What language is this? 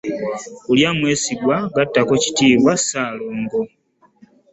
Ganda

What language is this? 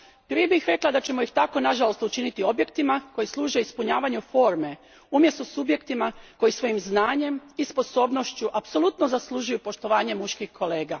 Croatian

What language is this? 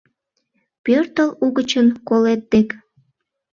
Mari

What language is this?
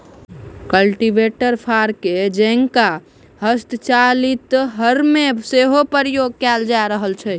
Maithili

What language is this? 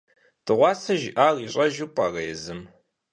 Kabardian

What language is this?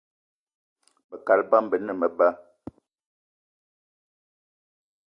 Eton (Cameroon)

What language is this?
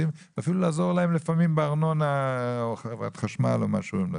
Hebrew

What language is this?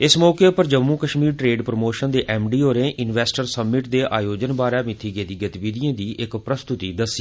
Dogri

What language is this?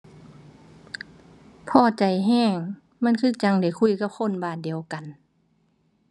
Thai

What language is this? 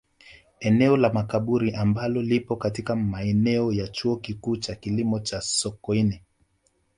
Swahili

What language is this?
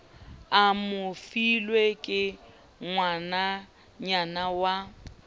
Southern Sotho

